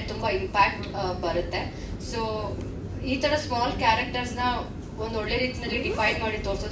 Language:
Kannada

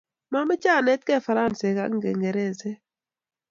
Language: Kalenjin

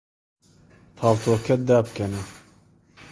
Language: Central Kurdish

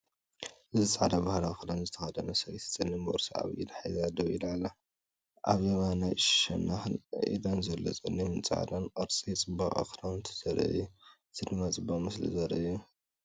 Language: Tigrinya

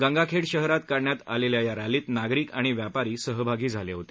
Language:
Marathi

